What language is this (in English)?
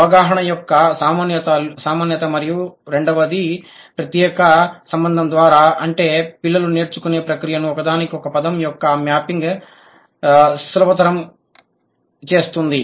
Telugu